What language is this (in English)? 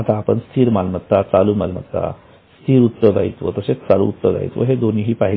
Marathi